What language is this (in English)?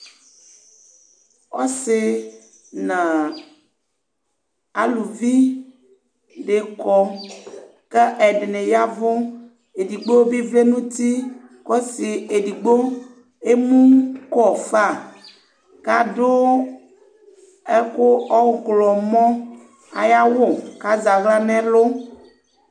Ikposo